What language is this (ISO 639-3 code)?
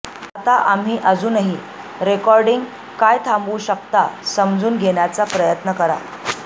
mar